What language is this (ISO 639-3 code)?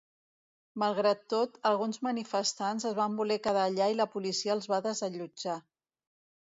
cat